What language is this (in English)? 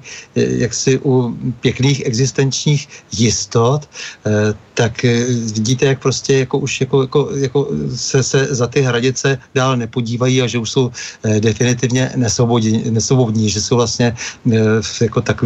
Czech